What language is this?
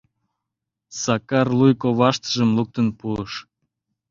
Mari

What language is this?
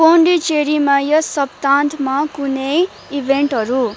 Nepali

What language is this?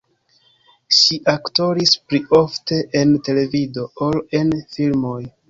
Esperanto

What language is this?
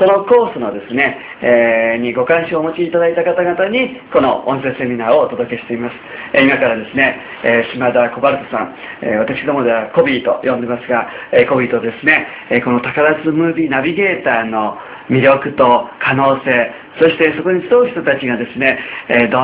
Japanese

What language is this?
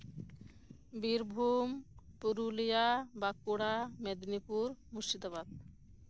Santali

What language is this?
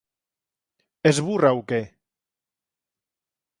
Galician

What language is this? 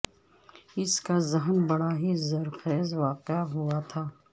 Urdu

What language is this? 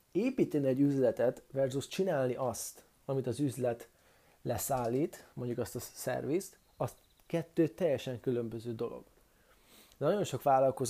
Hungarian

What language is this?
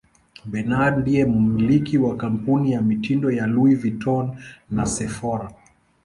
Swahili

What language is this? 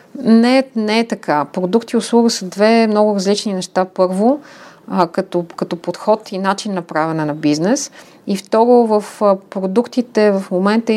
Bulgarian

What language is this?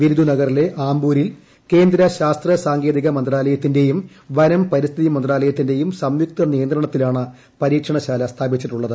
Malayalam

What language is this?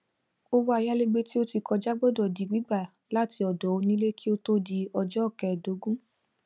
Yoruba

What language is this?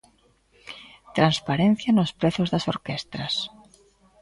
Galician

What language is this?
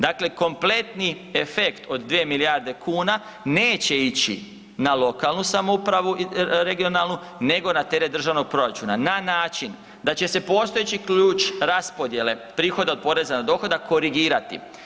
Croatian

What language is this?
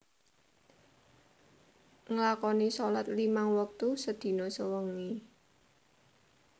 Javanese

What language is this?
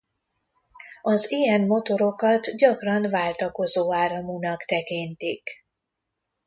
Hungarian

